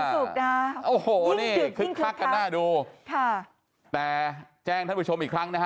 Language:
Thai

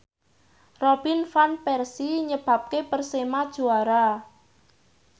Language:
Javanese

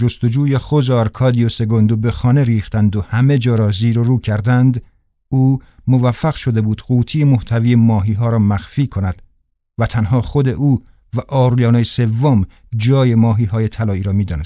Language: Persian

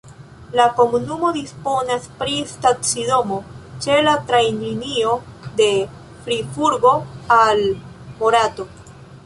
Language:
Esperanto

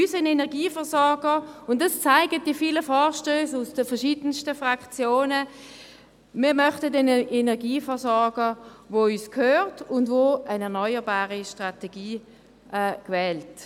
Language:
Swiss German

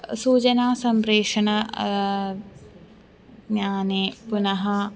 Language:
Sanskrit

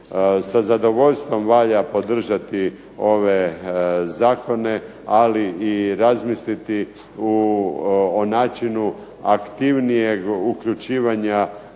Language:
Croatian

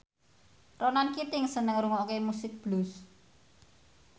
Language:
Javanese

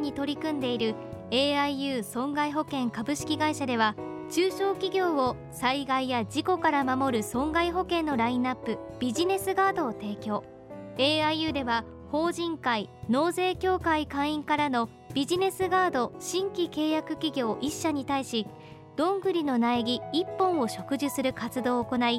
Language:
Japanese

